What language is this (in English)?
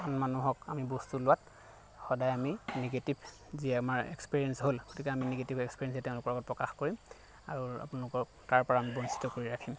Assamese